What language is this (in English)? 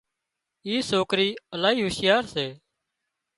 Wadiyara Koli